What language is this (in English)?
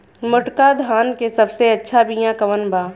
Bhojpuri